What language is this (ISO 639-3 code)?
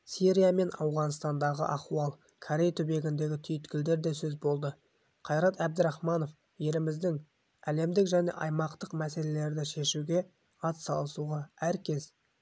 kaz